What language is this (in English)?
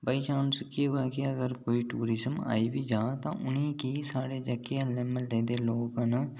Dogri